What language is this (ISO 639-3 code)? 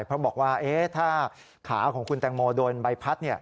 tha